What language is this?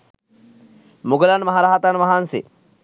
Sinhala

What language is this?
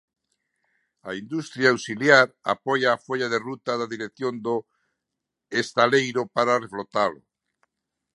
Galician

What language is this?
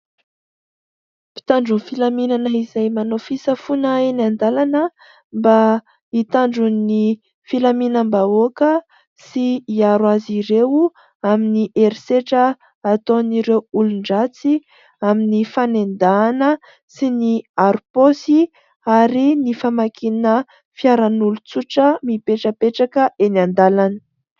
Malagasy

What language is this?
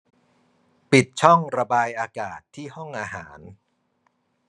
Thai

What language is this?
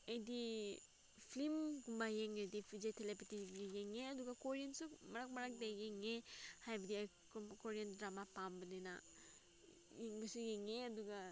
Manipuri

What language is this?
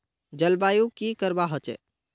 Magahi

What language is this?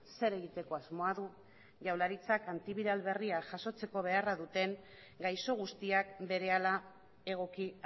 Basque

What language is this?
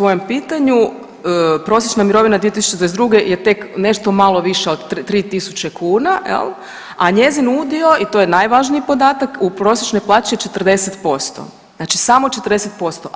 Croatian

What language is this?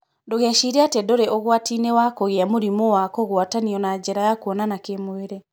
Kikuyu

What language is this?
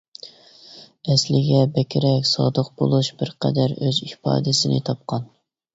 Uyghur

